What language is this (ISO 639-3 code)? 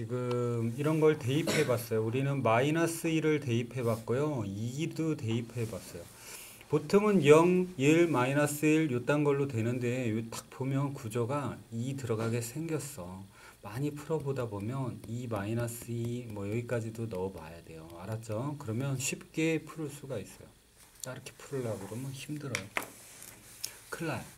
kor